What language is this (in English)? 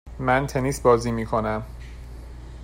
Persian